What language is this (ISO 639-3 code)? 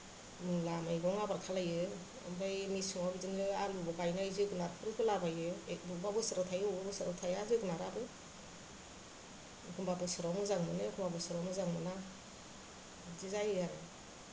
brx